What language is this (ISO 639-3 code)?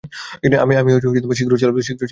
ben